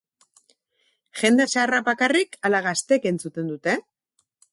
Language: Basque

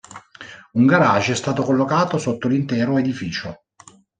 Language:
Italian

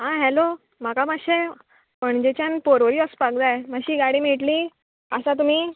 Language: Konkani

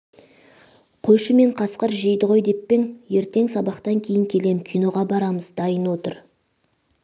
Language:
Kazakh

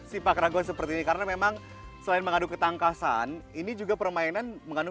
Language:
Indonesian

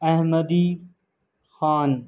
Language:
Urdu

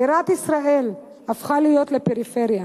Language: Hebrew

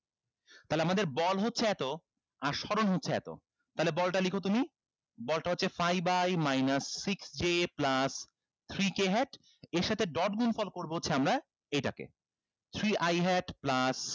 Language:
Bangla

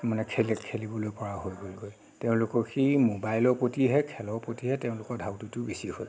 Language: Assamese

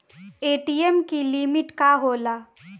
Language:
Bhojpuri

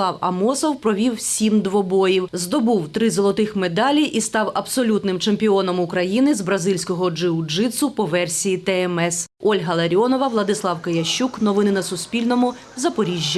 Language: Ukrainian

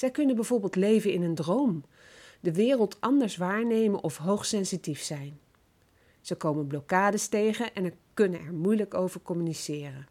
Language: Dutch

